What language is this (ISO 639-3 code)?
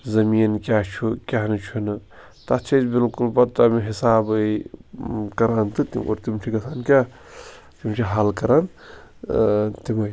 kas